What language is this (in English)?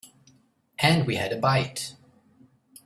English